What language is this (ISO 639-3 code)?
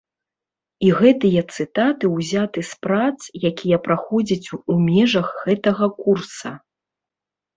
bel